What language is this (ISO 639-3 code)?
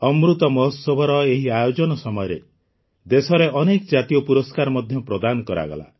ori